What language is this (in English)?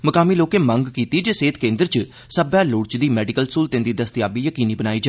Dogri